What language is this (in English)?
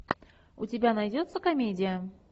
Russian